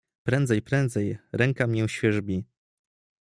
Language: Polish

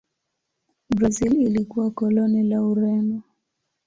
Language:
Swahili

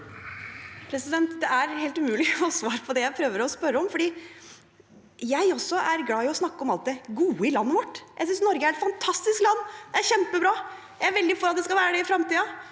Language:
Norwegian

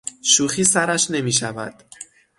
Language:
Persian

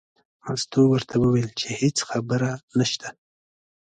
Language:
Pashto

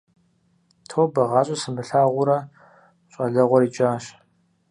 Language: Kabardian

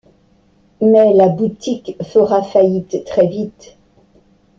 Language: French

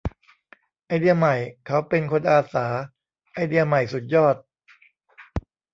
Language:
Thai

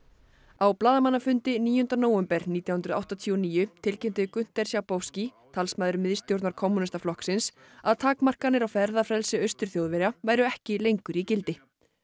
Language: Icelandic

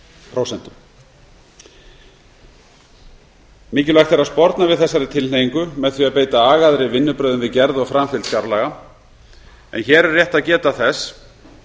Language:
Icelandic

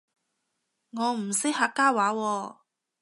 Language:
Cantonese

